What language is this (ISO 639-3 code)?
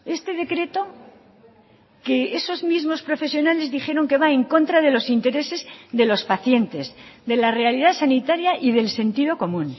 spa